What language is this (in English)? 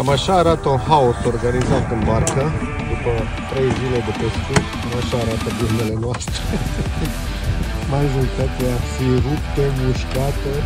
Romanian